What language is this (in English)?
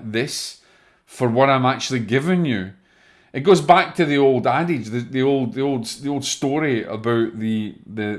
English